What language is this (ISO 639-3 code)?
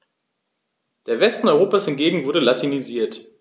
deu